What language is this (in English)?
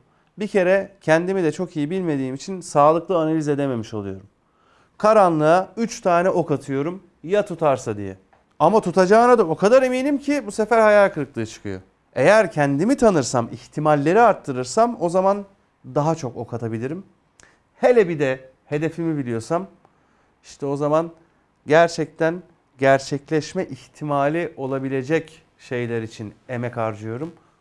Turkish